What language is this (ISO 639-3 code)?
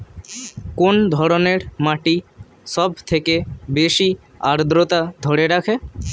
ben